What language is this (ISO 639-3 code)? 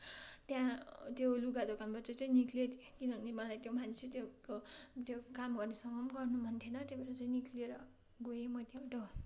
nep